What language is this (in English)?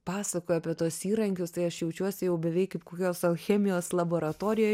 Lithuanian